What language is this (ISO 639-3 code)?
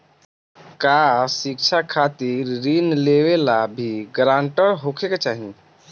bho